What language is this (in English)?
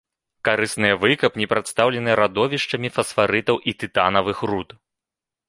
Belarusian